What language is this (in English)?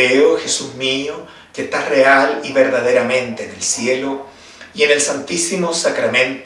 Spanish